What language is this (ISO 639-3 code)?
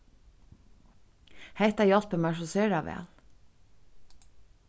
fao